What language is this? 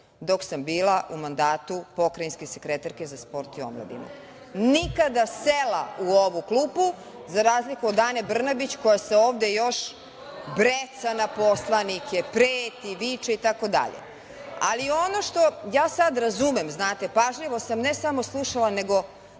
Serbian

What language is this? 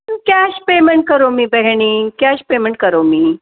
Sanskrit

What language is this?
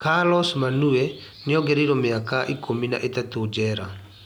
Kikuyu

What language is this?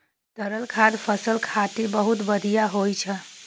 Maithili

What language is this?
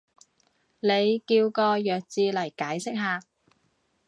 Cantonese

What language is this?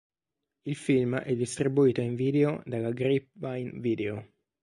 Italian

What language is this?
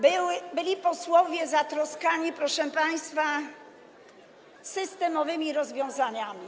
Polish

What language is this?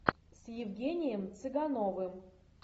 Russian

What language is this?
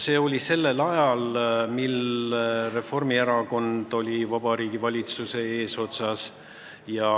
Estonian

